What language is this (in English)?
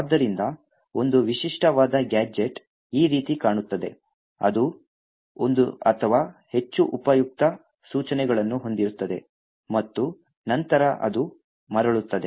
Kannada